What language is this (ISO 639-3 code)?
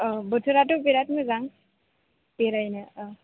brx